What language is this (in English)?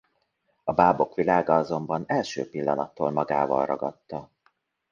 Hungarian